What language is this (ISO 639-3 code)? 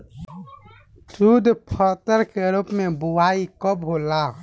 bho